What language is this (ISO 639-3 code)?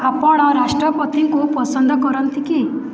ori